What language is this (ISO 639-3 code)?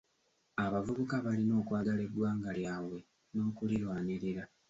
lug